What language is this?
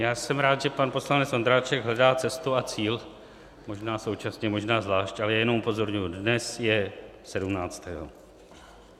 Czech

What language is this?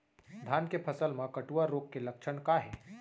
Chhattisgarhi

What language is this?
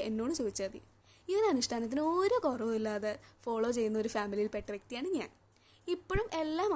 Malayalam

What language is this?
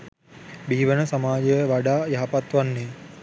Sinhala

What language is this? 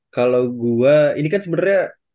Indonesian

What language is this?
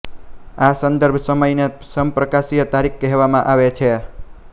Gujarati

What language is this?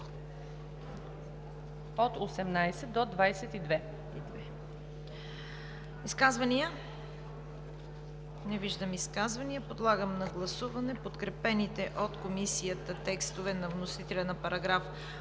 Bulgarian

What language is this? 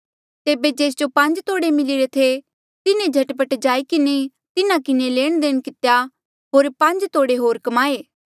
Mandeali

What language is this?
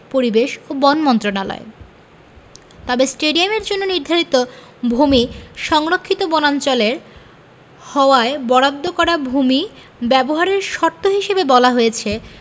Bangla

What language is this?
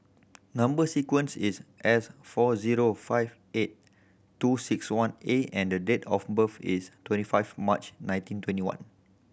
English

